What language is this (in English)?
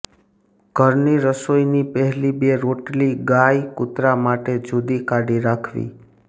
Gujarati